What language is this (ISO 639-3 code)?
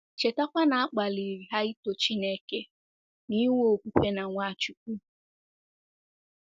ibo